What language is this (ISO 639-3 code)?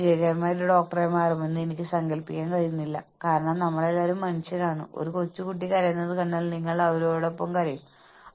mal